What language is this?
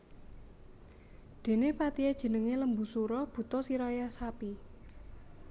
Javanese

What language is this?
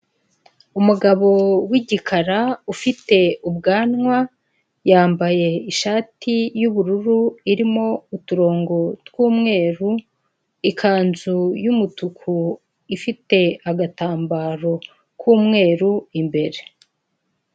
Kinyarwanda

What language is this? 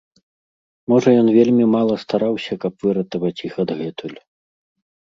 Belarusian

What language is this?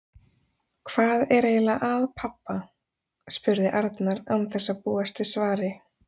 Icelandic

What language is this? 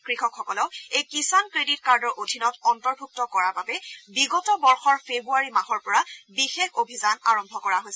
Assamese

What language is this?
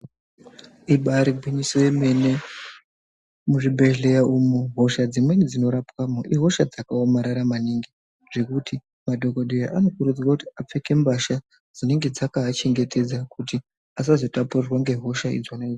Ndau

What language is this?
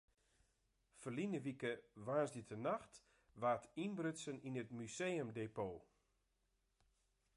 Western Frisian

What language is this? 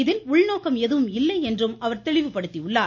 Tamil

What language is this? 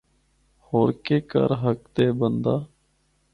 Northern Hindko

